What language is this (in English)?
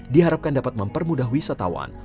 Indonesian